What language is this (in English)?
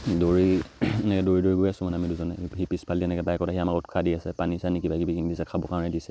Assamese